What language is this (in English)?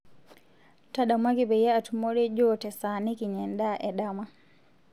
Masai